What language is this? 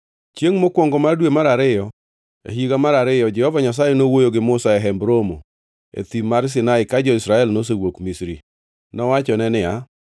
Luo (Kenya and Tanzania)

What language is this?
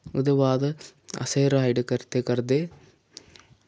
Dogri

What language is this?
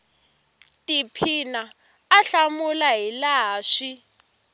Tsonga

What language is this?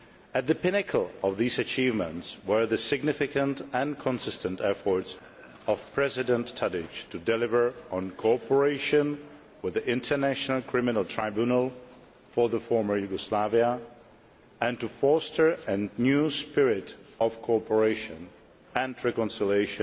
English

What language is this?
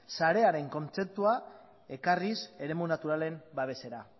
Basque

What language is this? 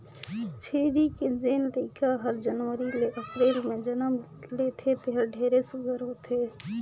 Chhattisgarhi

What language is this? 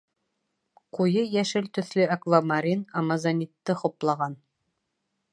Bashkir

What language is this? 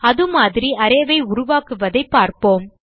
Tamil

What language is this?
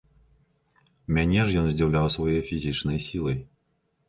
Belarusian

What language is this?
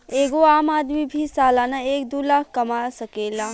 Bhojpuri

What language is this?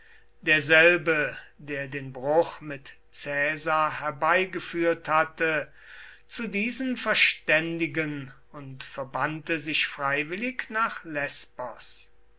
German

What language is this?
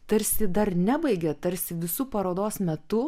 Lithuanian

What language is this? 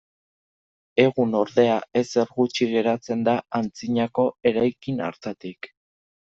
Basque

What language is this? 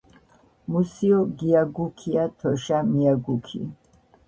Georgian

